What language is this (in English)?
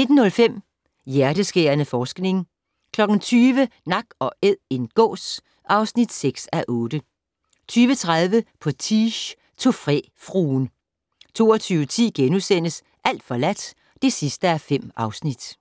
Danish